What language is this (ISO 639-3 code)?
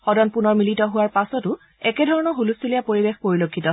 asm